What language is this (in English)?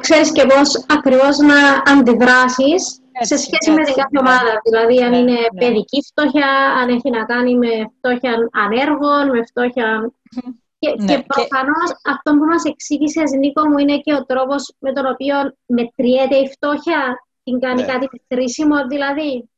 Greek